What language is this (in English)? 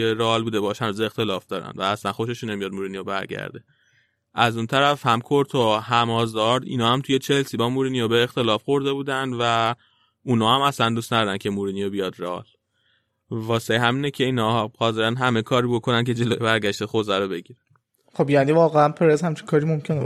Persian